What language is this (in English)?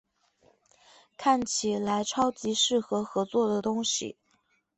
Chinese